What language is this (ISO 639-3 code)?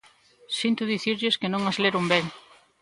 glg